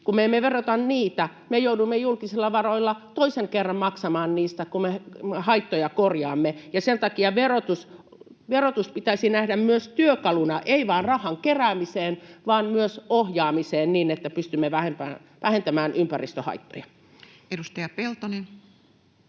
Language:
Finnish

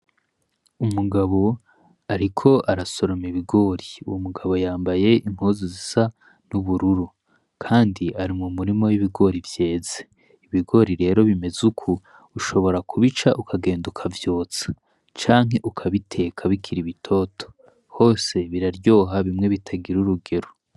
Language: Rundi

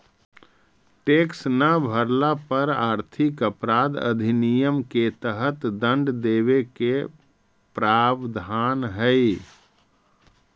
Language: Magahi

